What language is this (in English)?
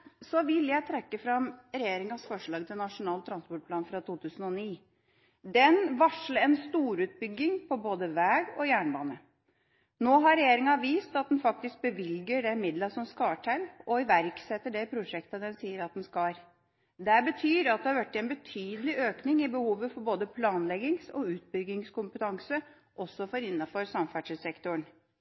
Norwegian Bokmål